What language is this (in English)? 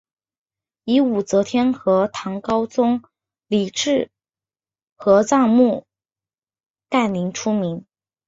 Chinese